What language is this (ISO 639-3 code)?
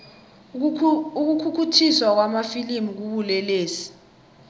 nbl